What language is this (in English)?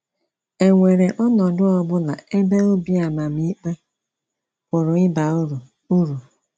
Igbo